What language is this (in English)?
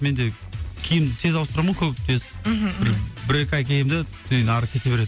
Kazakh